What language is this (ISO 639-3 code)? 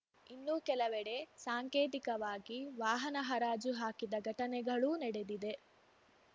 kan